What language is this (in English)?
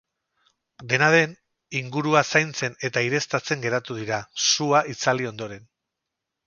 Basque